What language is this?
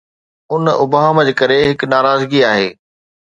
Sindhi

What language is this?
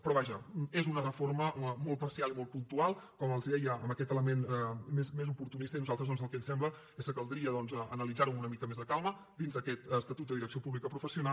Catalan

